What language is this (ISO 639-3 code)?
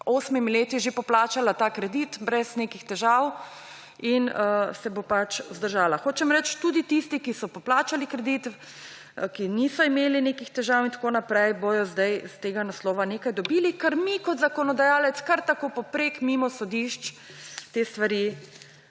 slv